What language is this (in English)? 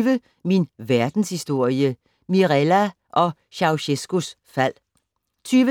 Danish